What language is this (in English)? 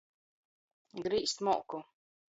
Latgalian